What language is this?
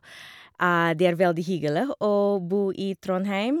Norwegian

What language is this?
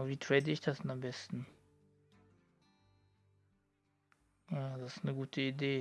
German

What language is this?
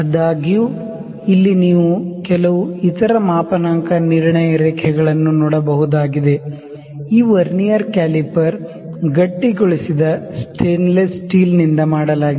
Kannada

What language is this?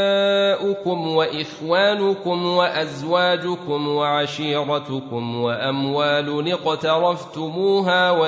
Arabic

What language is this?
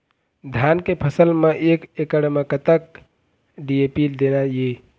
Chhattisgarhi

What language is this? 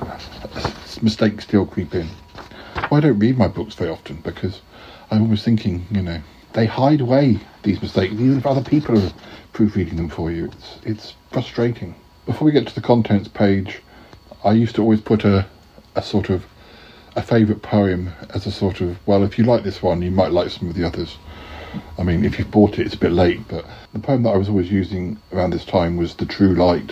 English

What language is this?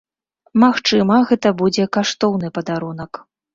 Belarusian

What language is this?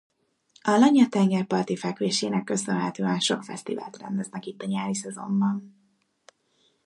Hungarian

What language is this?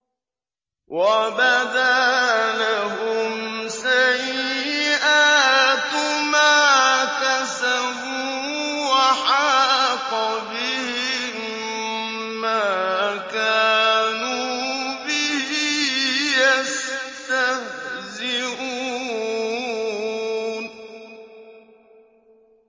Arabic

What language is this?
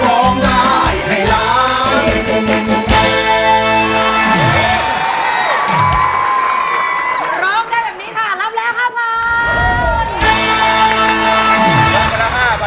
Thai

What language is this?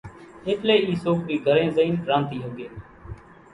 Kachi Koli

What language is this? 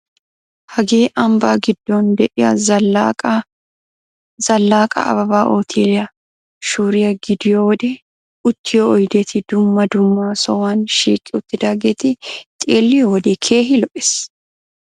Wolaytta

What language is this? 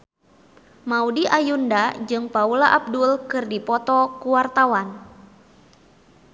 Sundanese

